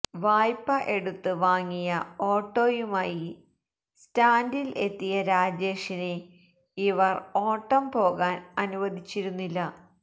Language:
Malayalam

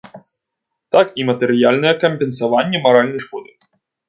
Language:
Belarusian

